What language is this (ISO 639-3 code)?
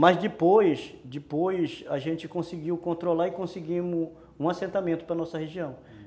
por